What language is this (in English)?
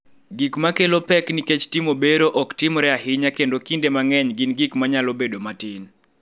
Luo (Kenya and Tanzania)